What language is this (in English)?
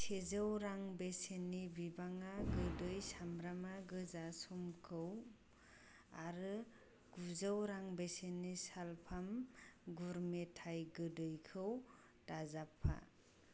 Bodo